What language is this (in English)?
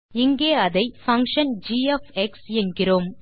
Tamil